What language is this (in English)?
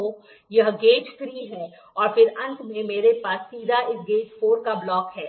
Hindi